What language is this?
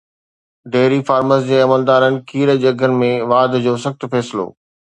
Sindhi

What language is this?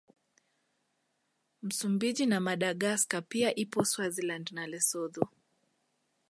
Swahili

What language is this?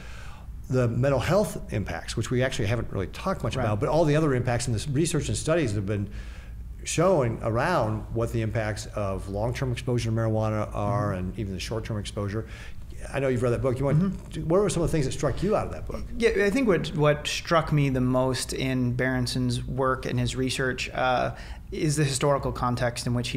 English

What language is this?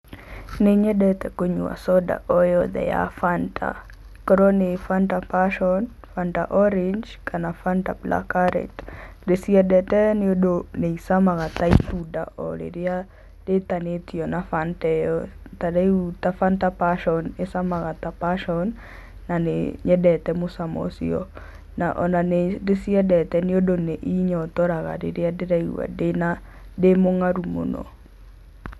Kikuyu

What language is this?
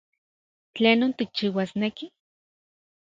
Central Puebla Nahuatl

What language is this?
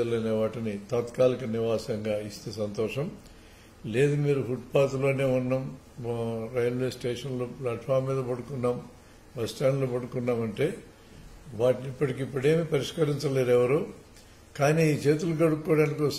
Telugu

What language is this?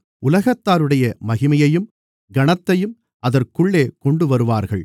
Tamil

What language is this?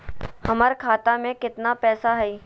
Magahi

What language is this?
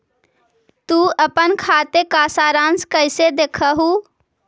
Magahi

